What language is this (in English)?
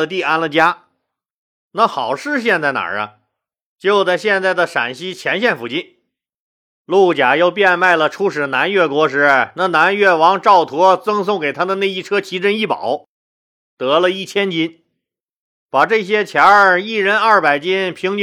Chinese